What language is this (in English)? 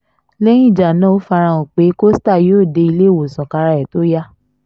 Yoruba